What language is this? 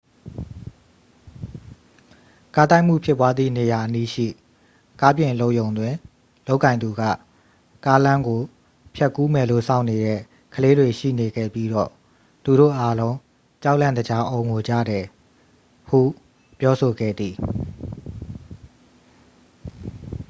Burmese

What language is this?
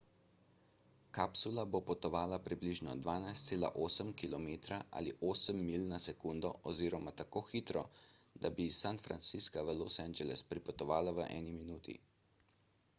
Slovenian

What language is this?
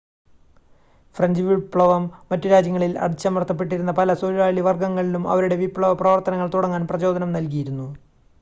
Malayalam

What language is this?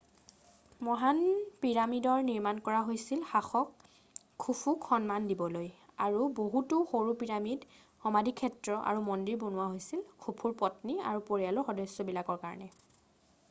Assamese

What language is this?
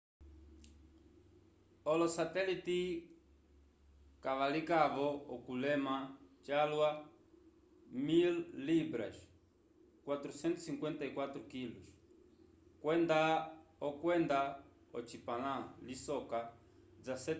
Umbundu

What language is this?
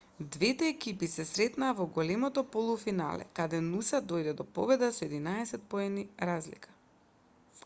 Macedonian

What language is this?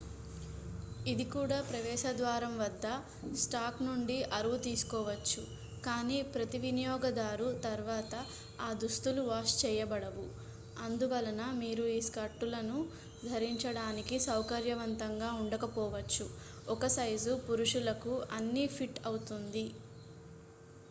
Telugu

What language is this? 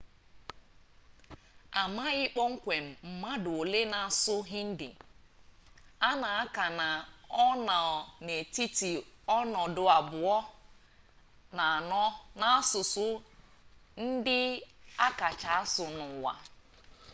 Igbo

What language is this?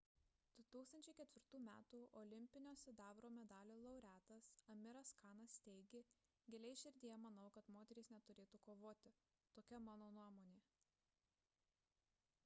Lithuanian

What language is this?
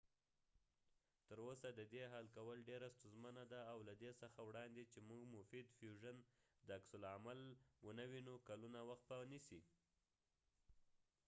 Pashto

